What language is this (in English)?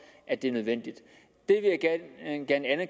Danish